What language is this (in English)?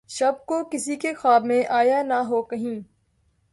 Urdu